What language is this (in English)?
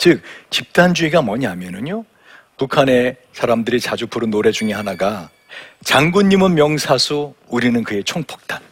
Korean